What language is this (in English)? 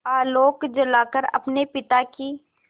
Hindi